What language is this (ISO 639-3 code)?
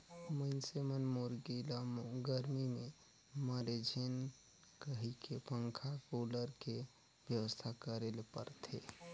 hne